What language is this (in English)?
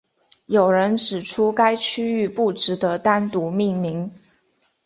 Chinese